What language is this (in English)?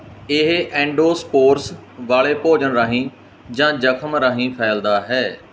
Punjabi